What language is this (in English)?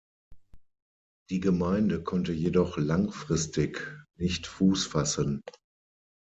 German